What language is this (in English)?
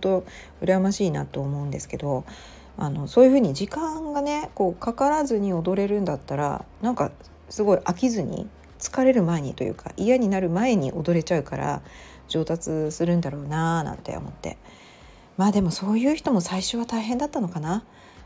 Japanese